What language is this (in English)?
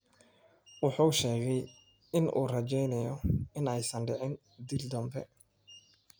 Somali